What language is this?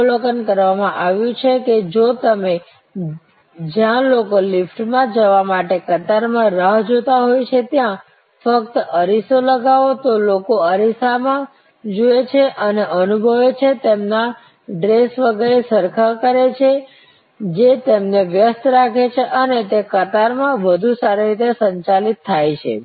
Gujarati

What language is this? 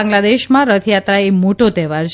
Gujarati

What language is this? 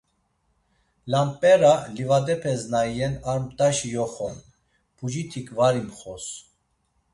Laz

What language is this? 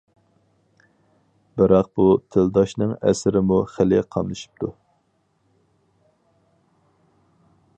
Uyghur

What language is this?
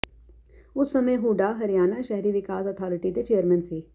Punjabi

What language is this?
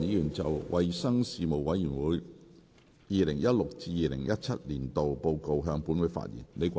Cantonese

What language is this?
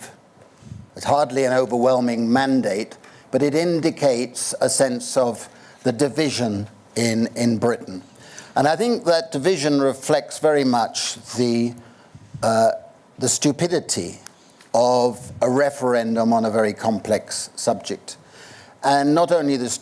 English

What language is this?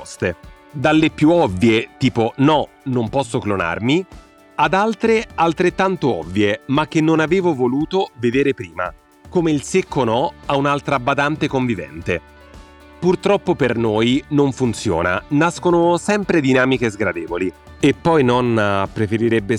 Italian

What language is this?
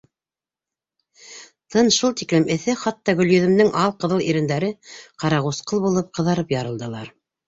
Bashkir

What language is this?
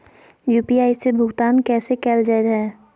Magahi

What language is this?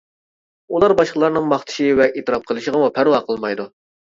Uyghur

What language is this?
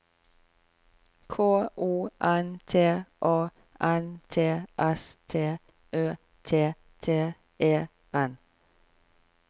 Norwegian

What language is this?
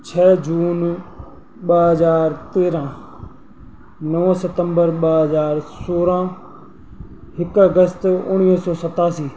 Sindhi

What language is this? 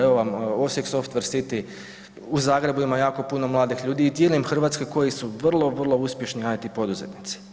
Croatian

